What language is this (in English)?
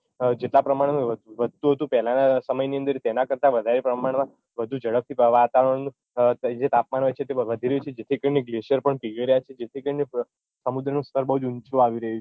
Gujarati